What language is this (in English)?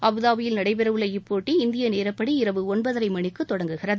Tamil